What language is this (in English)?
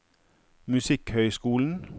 Norwegian